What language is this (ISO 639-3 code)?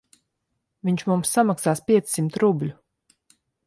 lav